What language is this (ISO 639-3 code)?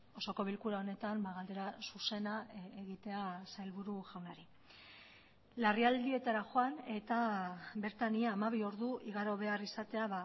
eus